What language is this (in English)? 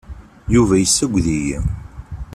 Kabyle